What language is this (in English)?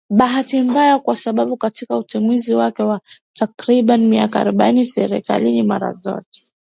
Swahili